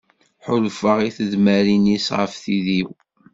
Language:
Kabyle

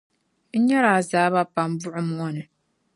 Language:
Dagbani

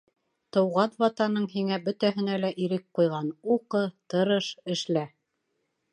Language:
Bashkir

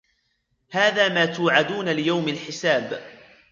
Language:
Arabic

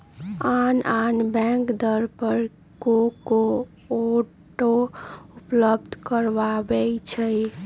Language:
Magahi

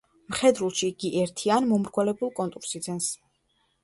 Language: Georgian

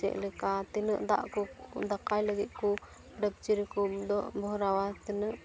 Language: Santali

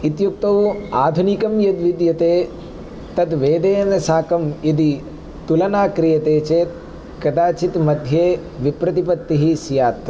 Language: Sanskrit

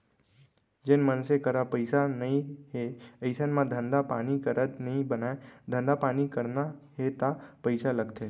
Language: Chhattisgarhi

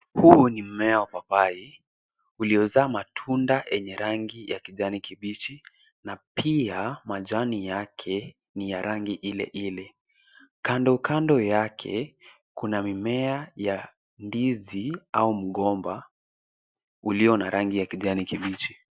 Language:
Swahili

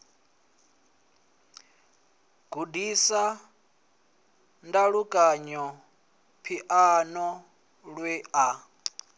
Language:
Venda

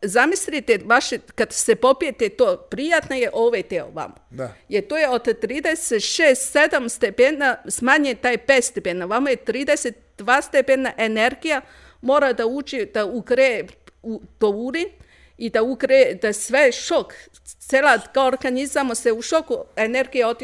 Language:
Croatian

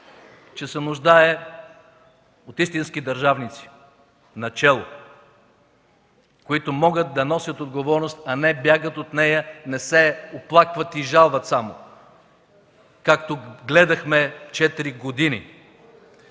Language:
Bulgarian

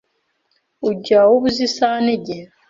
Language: Kinyarwanda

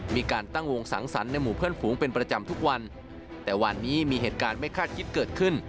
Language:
Thai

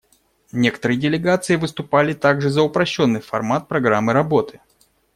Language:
Russian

